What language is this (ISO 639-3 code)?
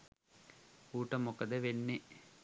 sin